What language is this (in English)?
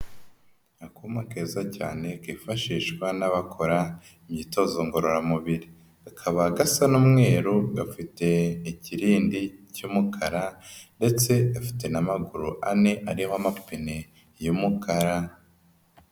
Kinyarwanda